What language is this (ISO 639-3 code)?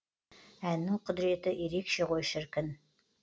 kaz